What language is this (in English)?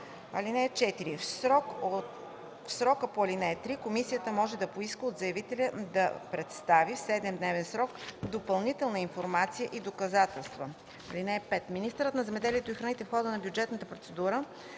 Bulgarian